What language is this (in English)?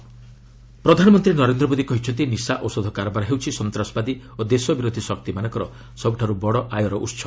Odia